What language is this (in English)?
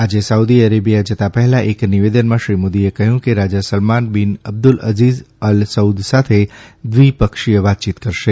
Gujarati